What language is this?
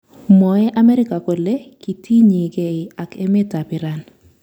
Kalenjin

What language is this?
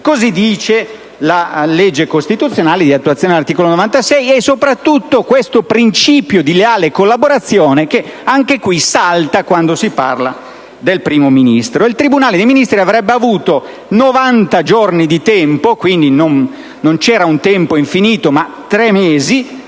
Italian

